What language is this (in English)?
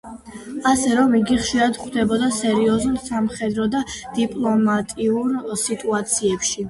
Georgian